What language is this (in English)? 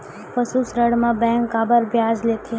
Chhattisgarhi